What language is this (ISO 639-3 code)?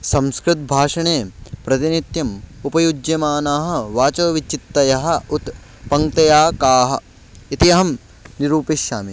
san